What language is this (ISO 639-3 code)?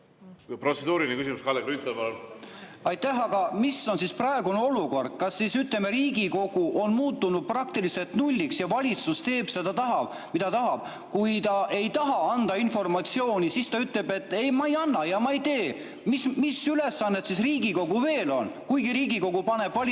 est